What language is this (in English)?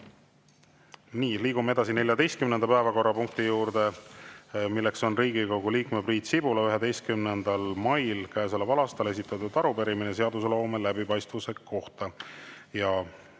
Estonian